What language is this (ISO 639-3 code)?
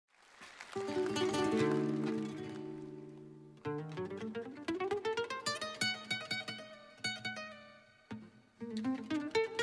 ukr